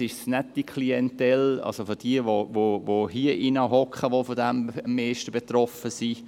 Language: Swiss German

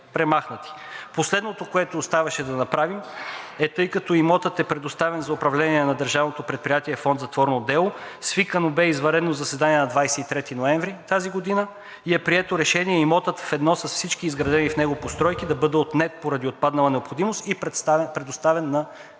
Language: Bulgarian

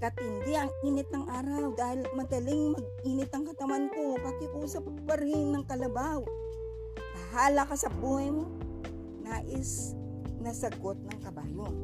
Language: Filipino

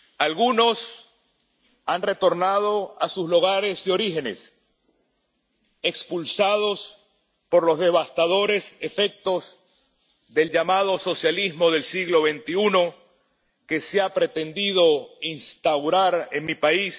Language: Spanish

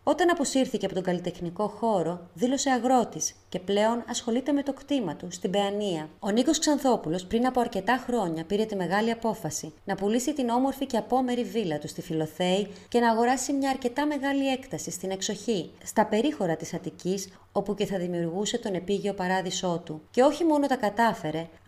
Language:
Greek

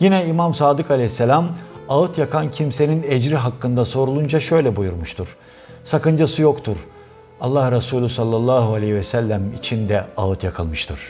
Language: Turkish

